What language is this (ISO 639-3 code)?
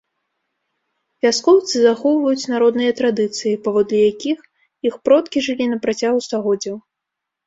bel